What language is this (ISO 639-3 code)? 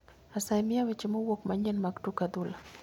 luo